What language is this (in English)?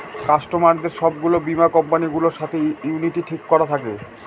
Bangla